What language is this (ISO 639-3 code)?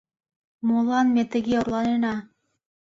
chm